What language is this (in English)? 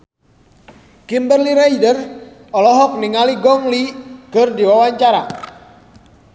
Sundanese